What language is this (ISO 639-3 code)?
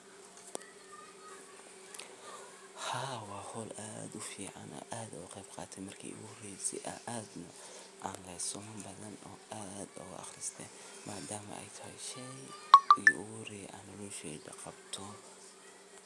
som